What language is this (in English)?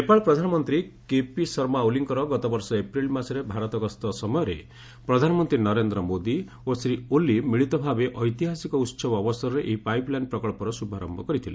Odia